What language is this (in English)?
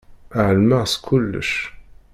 Kabyle